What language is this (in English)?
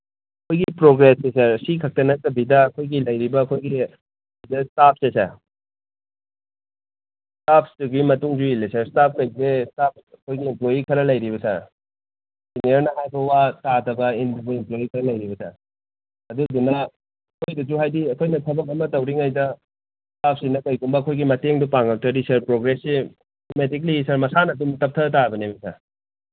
Manipuri